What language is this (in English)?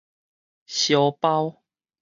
Min Nan Chinese